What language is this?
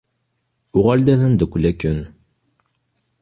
Kabyle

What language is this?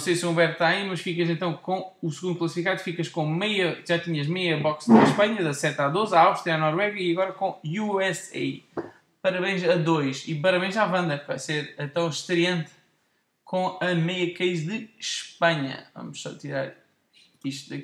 Portuguese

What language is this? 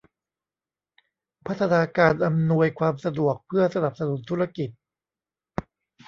Thai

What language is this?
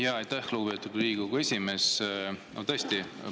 Estonian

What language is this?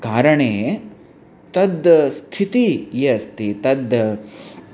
Sanskrit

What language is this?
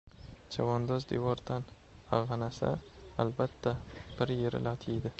Uzbek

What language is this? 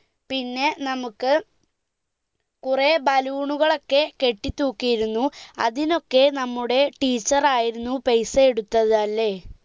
Malayalam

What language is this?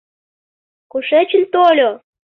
Mari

